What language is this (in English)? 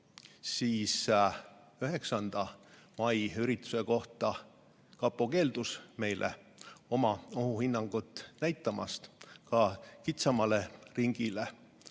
Estonian